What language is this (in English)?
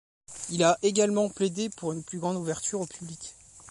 French